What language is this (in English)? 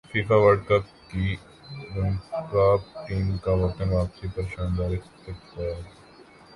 Urdu